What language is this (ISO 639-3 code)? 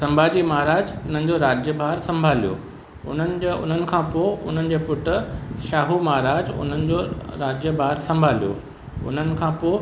snd